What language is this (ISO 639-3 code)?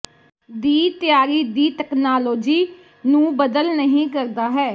pan